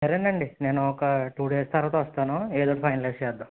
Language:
Telugu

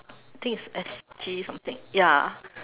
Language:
English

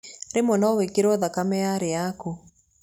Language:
Kikuyu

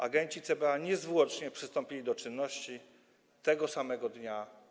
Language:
Polish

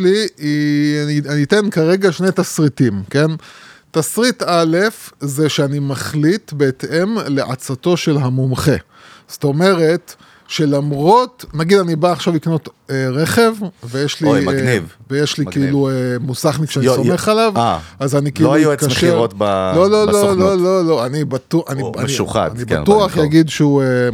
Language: Hebrew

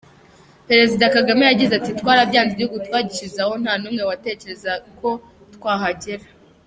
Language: Kinyarwanda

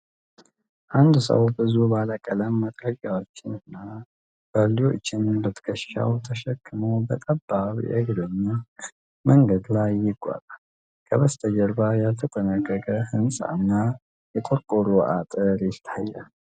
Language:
Amharic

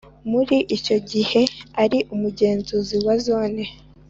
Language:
Kinyarwanda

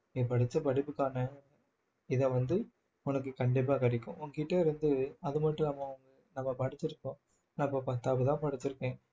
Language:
Tamil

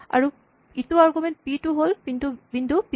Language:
Assamese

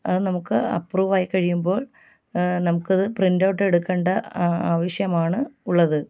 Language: Malayalam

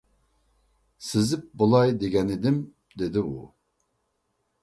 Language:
Uyghur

